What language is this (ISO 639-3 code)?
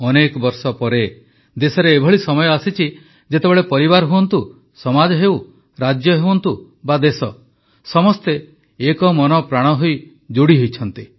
ori